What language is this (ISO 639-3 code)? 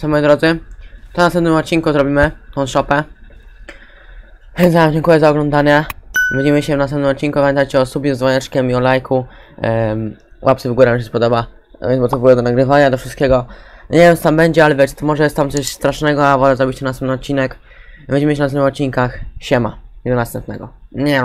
pol